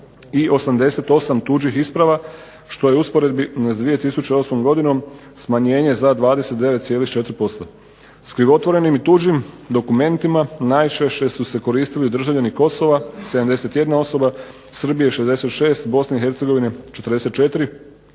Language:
Croatian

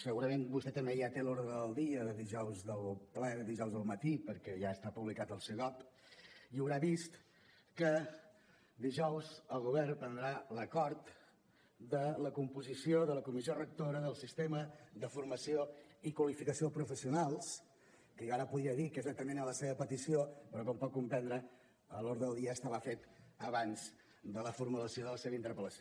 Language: Catalan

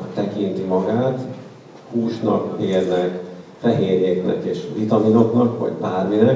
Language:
Hungarian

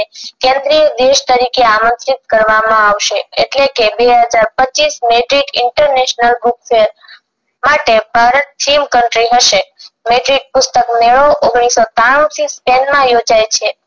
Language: Gujarati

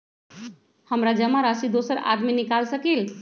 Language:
Magahi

